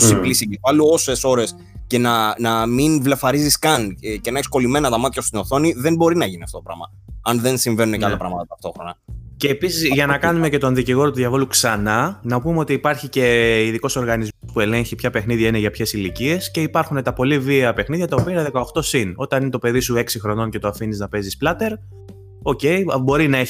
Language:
Greek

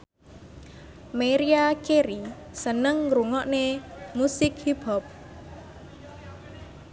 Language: Javanese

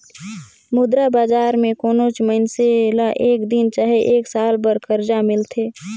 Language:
Chhattisgarhi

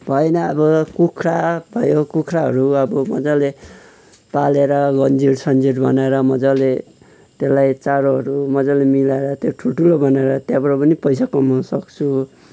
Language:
Nepali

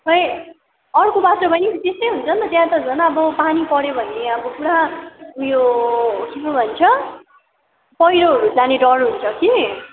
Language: Nepali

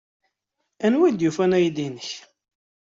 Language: Kabyle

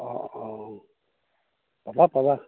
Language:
Assamese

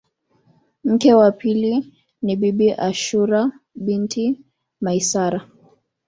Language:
Swahili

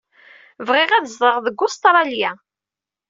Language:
Kabyle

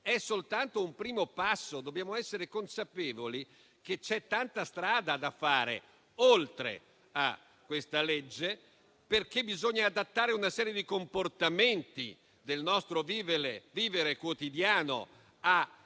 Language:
Italian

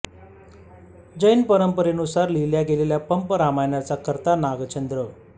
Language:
Marathi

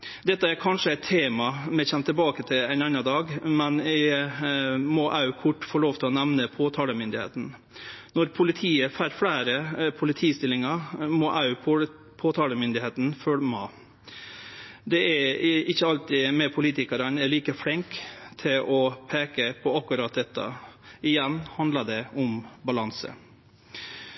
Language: Norwegian Nynorsk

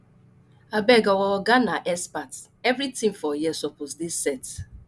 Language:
Nigerian Pidgin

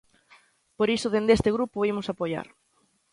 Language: Galician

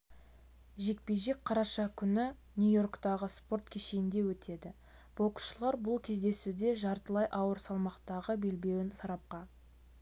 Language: Kazakh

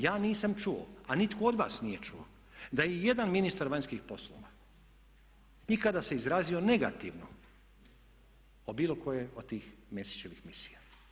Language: Croatian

